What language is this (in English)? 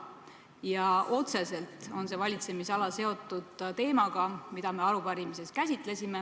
Estonian